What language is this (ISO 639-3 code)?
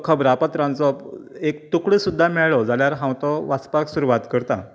kok